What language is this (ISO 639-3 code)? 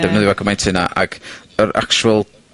cym